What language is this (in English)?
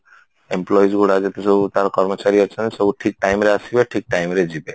Odia